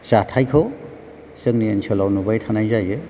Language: Bodo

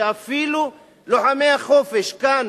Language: Hebrew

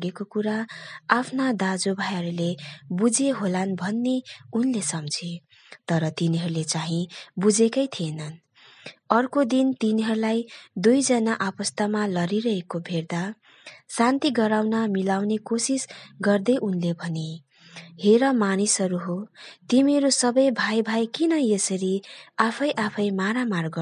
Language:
Hindi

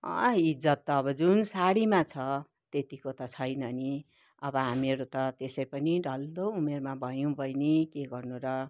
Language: Nepali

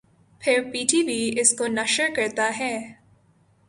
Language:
Urdu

